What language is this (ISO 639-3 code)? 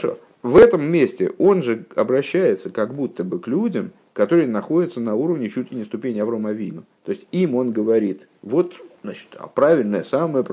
rus